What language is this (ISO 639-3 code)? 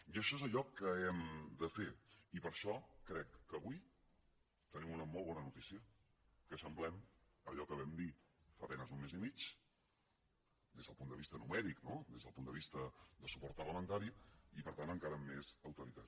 cat